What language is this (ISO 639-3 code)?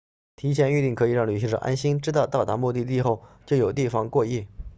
zho